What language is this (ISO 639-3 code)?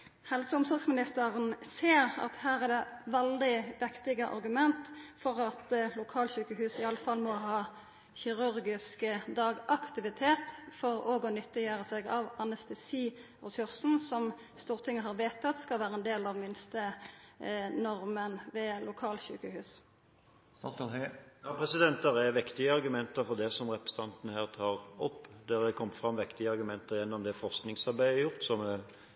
nor